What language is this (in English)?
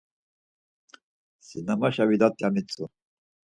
Laz